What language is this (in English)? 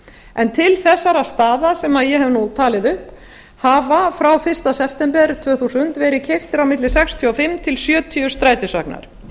Icelandic